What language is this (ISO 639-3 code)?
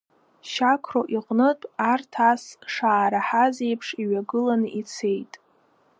abk